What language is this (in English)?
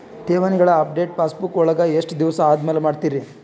Kannada